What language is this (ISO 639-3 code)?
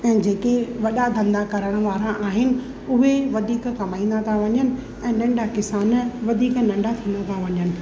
snd